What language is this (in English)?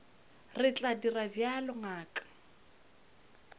Northern Sotho